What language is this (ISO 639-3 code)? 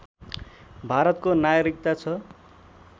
nep